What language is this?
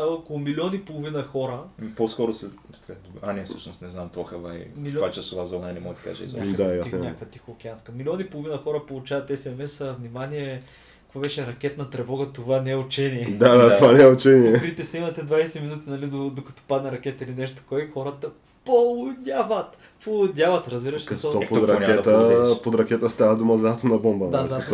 Bulgarian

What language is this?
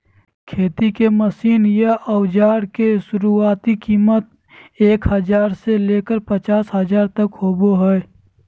Magahi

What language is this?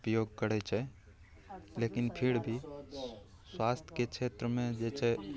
Maithili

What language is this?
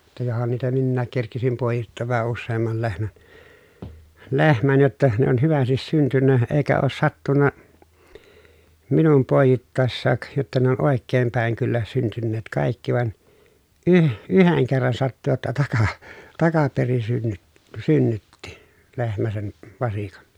Finnish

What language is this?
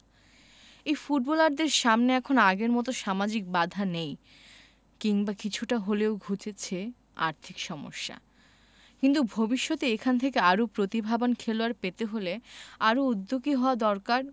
Bangla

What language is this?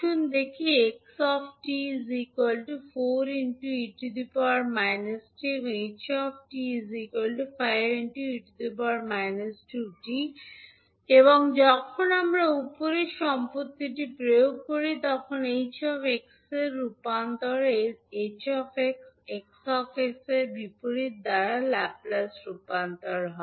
Bangla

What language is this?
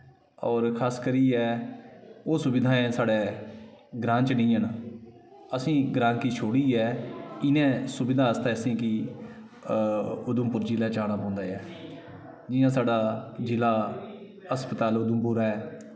Dogri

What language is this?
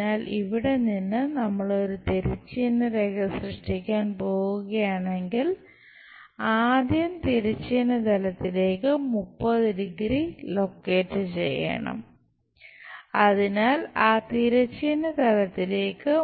Malayalam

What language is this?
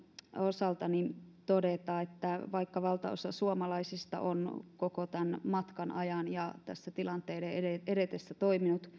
Finnish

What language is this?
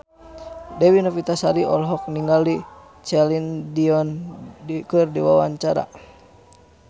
Sundanese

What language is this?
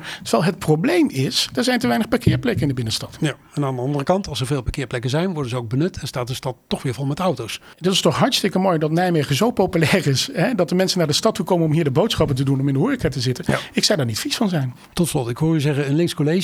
Dutch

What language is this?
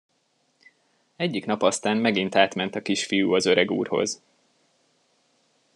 Hungarian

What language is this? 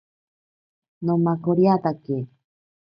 Ashéninka Perené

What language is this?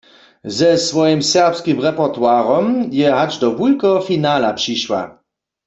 Upper Sorbian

